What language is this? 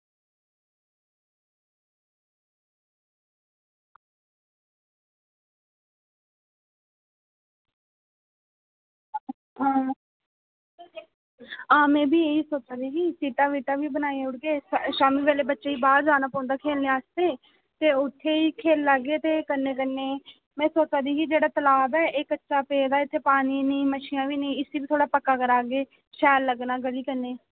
Dogri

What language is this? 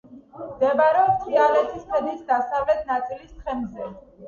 Georgian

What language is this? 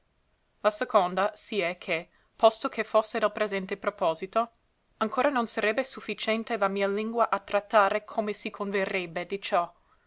Italian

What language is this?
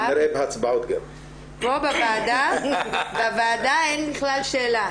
Hebrew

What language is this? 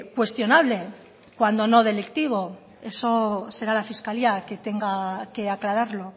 Spanish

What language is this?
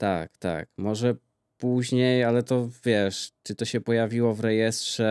Polish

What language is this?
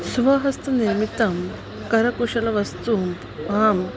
Sanskrit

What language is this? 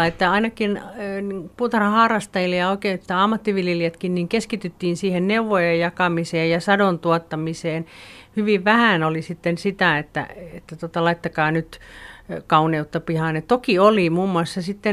Finnish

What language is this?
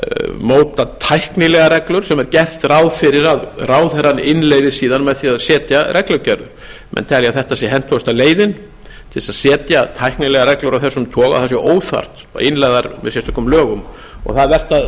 Icelandic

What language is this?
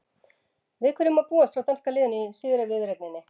Icelandic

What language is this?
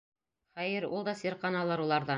Bashkir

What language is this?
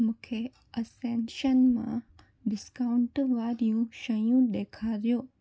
Sindhi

